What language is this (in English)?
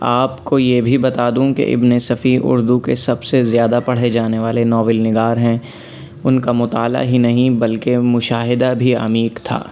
Urdu